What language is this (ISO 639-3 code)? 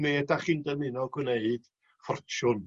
cym